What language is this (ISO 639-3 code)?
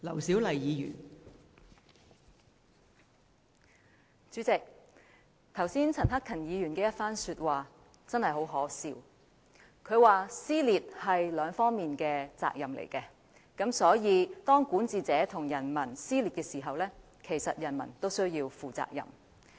yue